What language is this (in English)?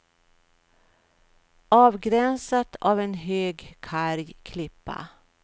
Swedish